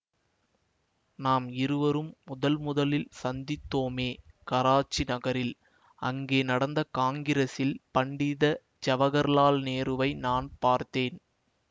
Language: Tamil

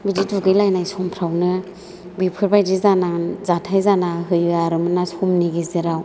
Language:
Bodo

